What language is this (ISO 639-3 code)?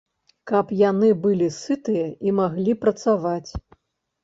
bel